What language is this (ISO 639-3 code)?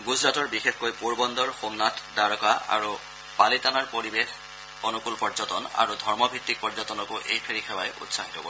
asm